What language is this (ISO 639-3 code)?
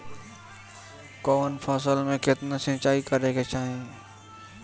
bho